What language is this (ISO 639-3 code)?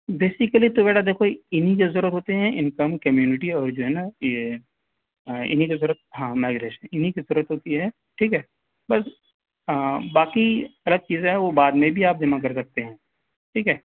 urd